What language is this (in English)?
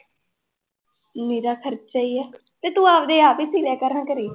Punjabi